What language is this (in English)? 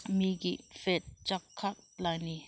Manipuri